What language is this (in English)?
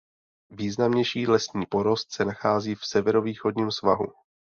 Czech